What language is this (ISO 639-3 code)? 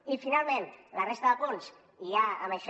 cat